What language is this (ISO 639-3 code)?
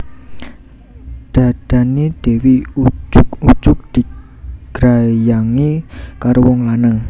jav